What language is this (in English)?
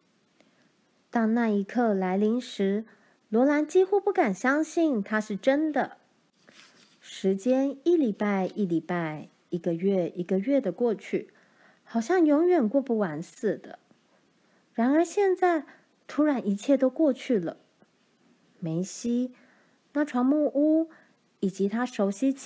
Chinese